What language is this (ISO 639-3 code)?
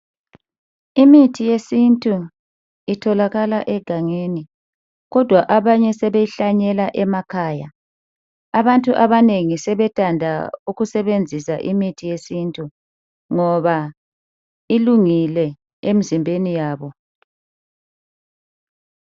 nde